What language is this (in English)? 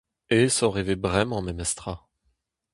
Breton